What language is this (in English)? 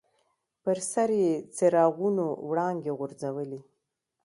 Pashto